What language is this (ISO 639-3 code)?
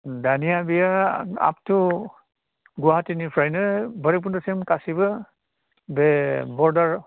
brx